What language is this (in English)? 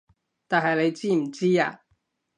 Cantonese